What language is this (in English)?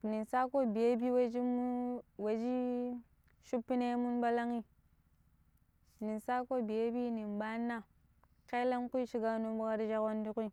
Pero